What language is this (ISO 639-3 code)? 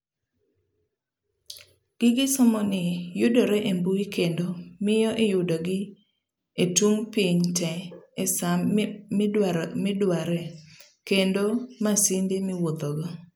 luo